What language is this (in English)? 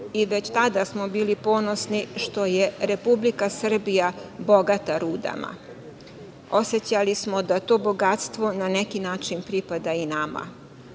Serbian